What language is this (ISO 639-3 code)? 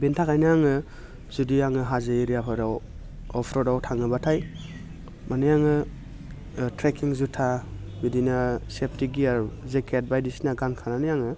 brx